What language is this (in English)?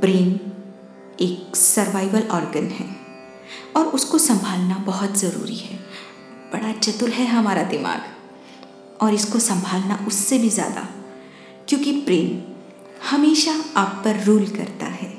Hindi